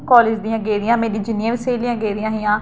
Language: Dogri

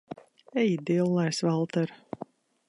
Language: Latvian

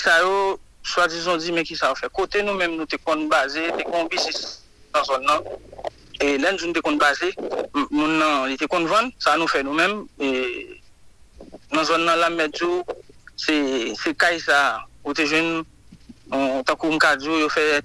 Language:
French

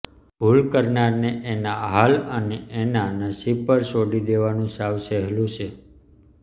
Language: Gujarati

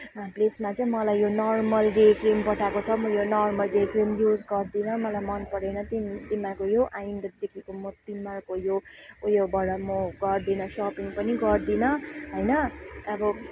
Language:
Nepali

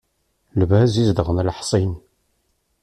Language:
Kabyle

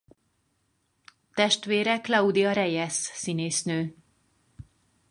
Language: Hungarian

